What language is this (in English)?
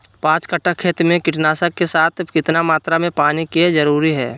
Magahi